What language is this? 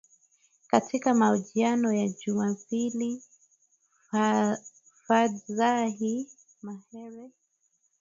Swahili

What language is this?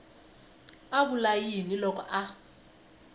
Tsonga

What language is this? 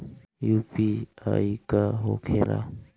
Bhojpuri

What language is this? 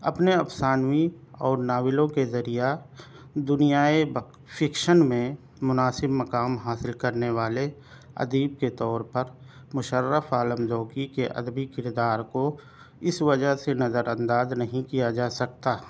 Urdu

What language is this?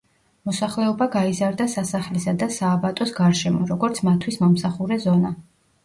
Georgian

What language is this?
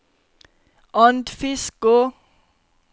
Norwegian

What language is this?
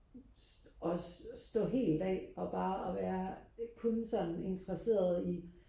Danish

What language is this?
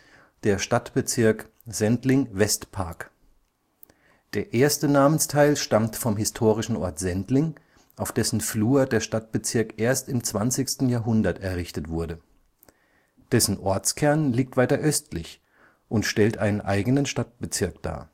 German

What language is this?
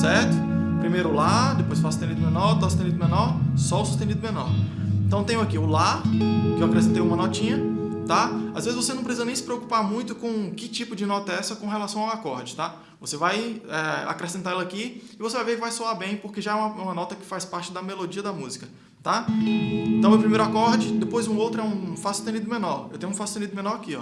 Portuguese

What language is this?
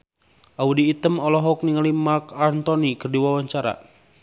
Sundanese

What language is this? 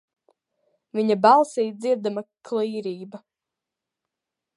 Latvian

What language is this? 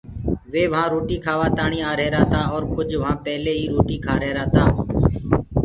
Gurgula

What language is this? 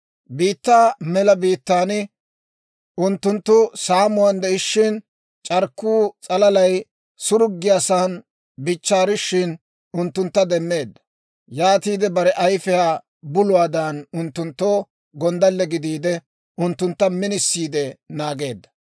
Dawro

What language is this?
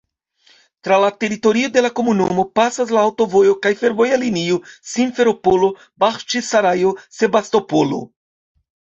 Esperanto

